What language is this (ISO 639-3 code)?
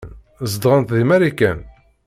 kab